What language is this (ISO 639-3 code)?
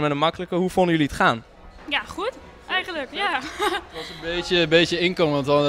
nld